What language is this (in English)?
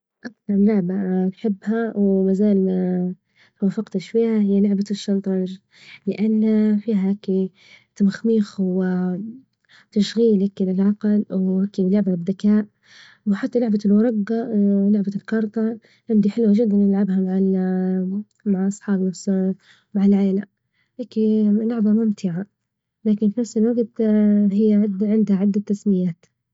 Libyan Arabic